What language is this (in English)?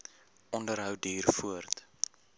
Afrikaans